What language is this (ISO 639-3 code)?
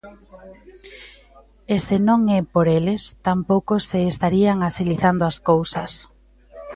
glg